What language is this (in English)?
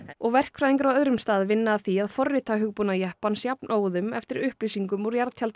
Icelandic